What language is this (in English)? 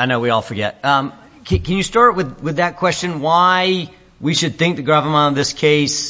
English